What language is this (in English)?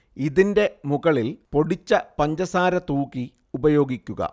Malayalam